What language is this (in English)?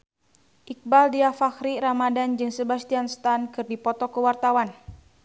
Sundanese